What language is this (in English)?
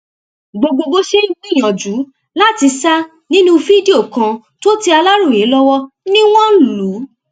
Yoruba